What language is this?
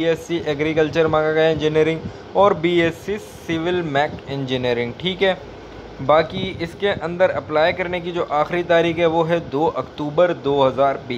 Hindi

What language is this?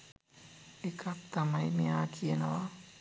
Sinhala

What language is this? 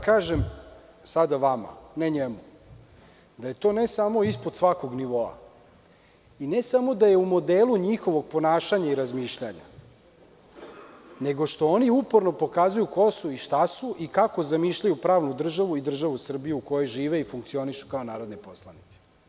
Serbian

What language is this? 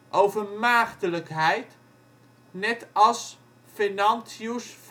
Dutch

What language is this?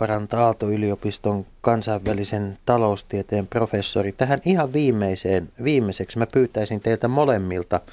Finnish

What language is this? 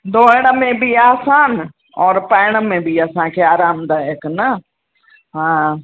Sindhi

